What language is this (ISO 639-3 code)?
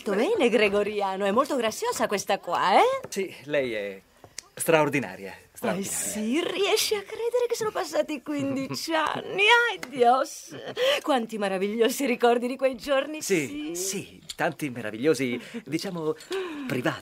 ita